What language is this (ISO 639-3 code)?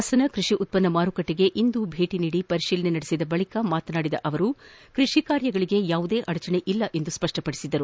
kan